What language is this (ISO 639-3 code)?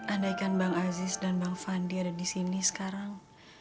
ind